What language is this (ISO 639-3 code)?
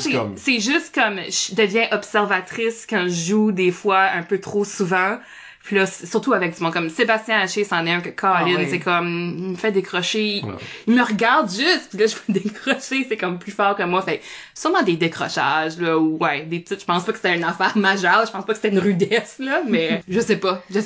fra